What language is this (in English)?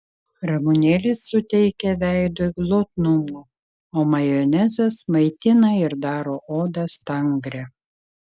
Lithuanian